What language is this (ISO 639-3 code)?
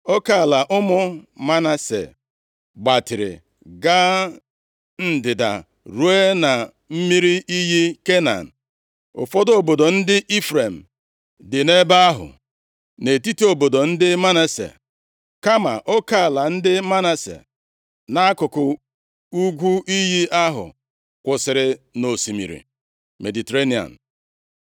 ibo